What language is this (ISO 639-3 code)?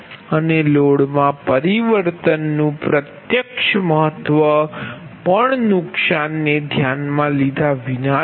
guj